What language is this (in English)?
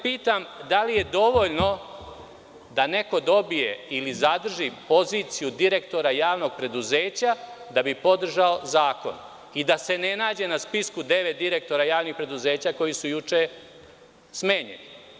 Serbian